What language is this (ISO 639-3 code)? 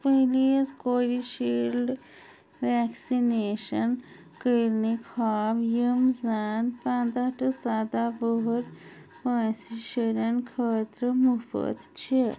kas